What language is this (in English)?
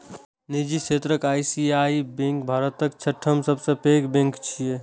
Maithili